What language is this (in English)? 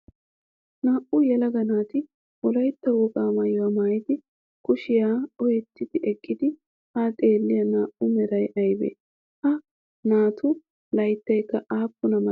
Wolaytta